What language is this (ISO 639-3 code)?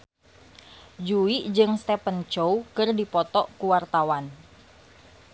sun